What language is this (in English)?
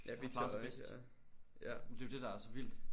Danish